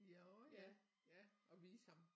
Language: Danish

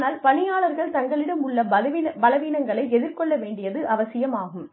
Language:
Tamil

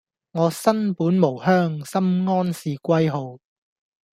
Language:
Cantonese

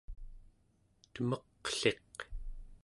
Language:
Central Yupik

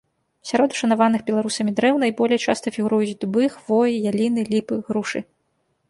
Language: Belarusian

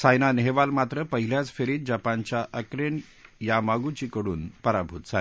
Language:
Marathi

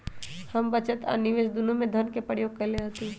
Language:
Magahi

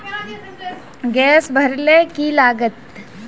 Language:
Magahi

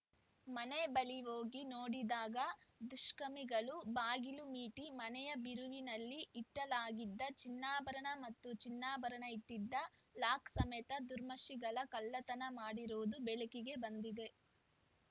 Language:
Kannada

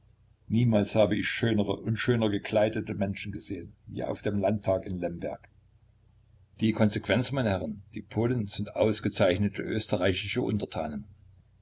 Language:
German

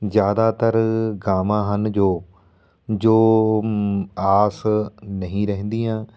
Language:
Punjabi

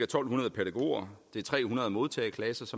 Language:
Danish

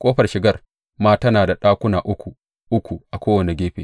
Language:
Hausa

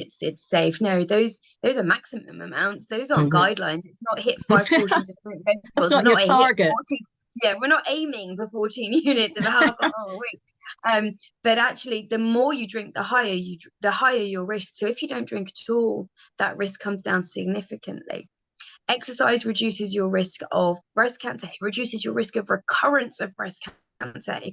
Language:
English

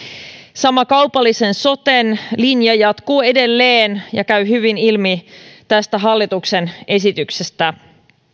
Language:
Finnish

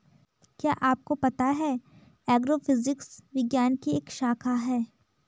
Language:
Hindi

